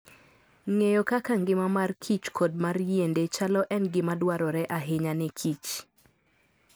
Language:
Luo (Kenya and Tanzania)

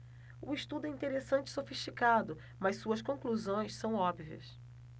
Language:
Portuguese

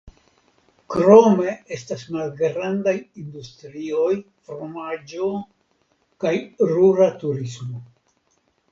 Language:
Esperanto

